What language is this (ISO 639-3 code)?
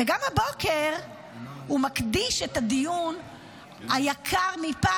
heb